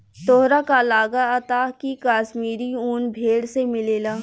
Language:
Bhojpuri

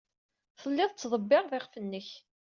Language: Kabyle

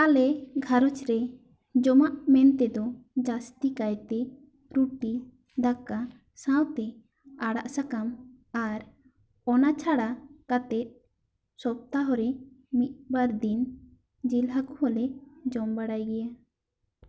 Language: Santali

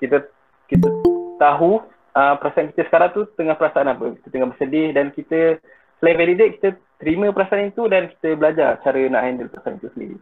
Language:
Malay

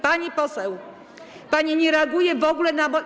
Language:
Polish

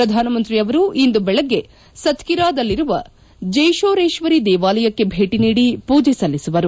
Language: Kannada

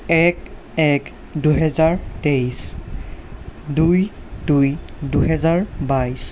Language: Assamese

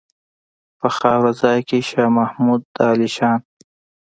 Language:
Pashto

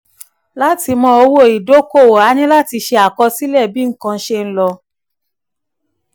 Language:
Yoruba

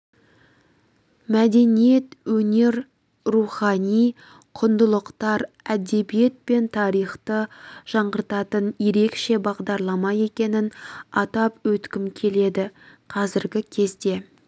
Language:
Kazakh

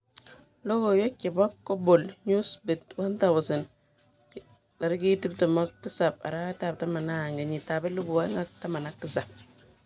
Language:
Kalenjin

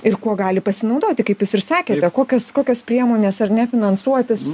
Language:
Lithuanian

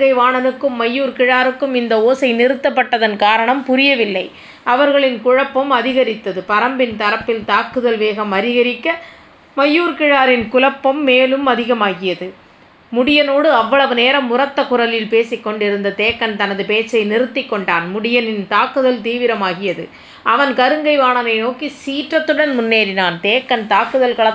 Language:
Tamil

